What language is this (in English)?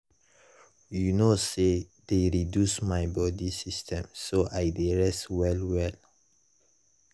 Nigerian Pidgin